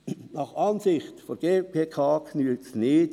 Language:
Swiss German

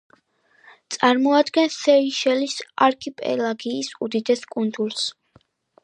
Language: Georgian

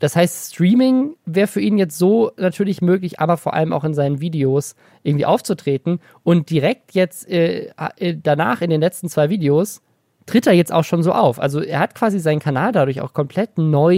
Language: German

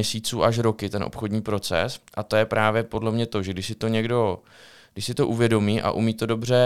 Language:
Czech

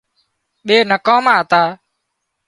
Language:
Wadiyara Koli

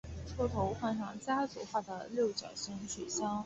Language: Chinese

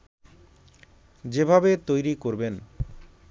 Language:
Bangla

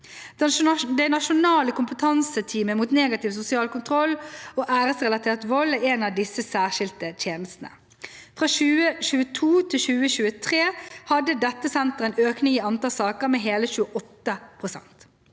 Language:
Norwegian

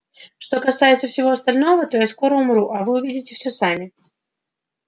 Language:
Russian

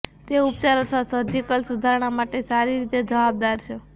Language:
Gujarati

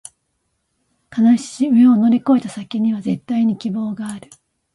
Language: Japanese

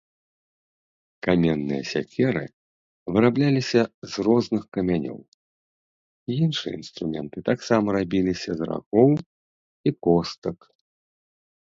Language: Belarusian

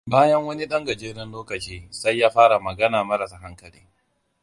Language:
Hausa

